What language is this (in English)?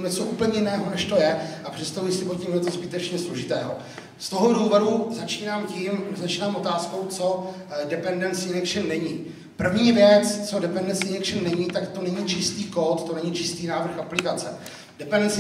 Czech